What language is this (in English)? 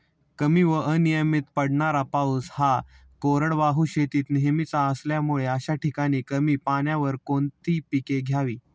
Marathi